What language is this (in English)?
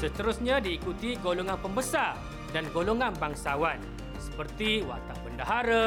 Malay